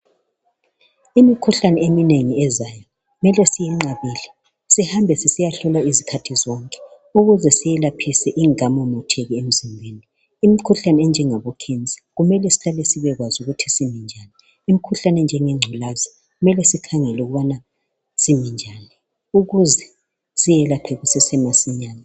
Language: North Ndebele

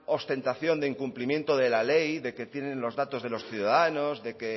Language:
Spanish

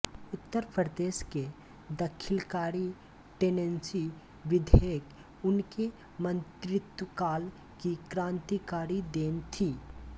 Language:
Hindi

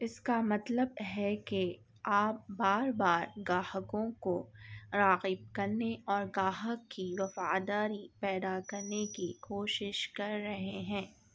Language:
Urdu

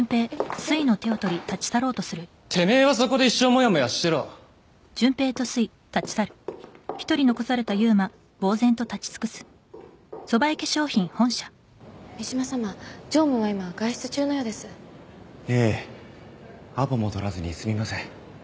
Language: Japanese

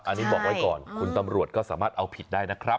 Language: Thai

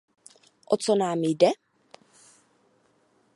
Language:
Czech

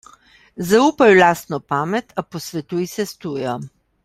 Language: Slovenian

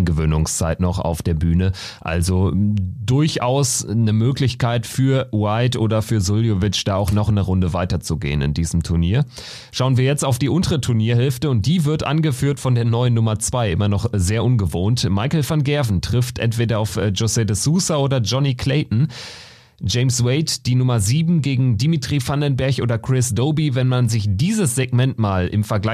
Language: German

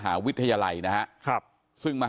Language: Thai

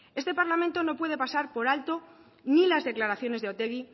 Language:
Spanish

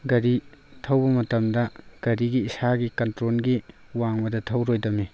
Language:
Manipuri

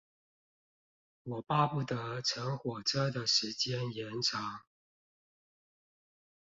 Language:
Chinese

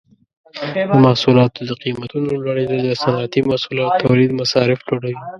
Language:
Pashto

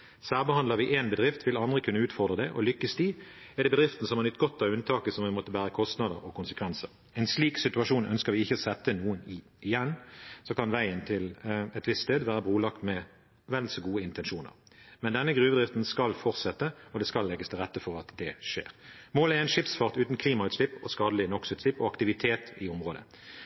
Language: Norwegian Bokmål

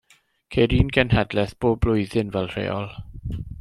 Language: Welsh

